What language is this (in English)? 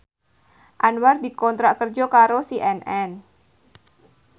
Javanese